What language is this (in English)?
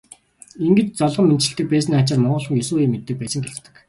Mongolian